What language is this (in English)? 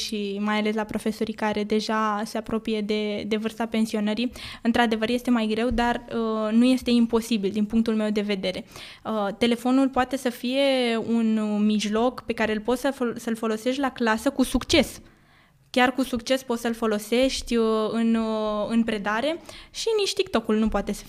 Romanian